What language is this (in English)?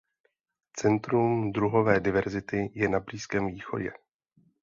Czech